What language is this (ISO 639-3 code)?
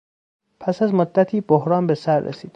fas